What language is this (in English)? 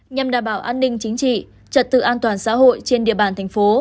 Vietnamese